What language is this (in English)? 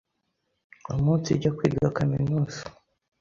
Kinyarwanda